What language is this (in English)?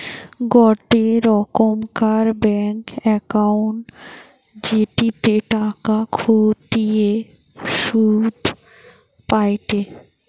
Bangla